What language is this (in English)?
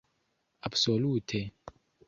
Esperanto